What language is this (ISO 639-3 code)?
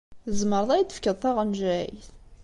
kab